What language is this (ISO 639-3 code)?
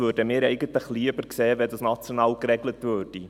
gsw